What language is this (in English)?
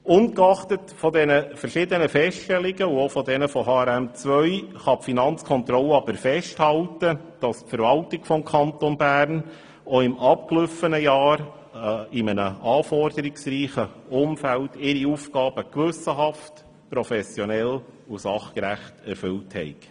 Swiss German